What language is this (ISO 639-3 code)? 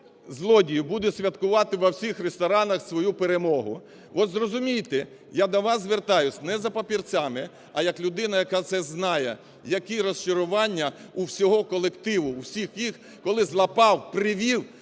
ukr